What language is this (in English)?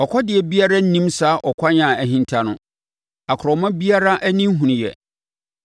Akan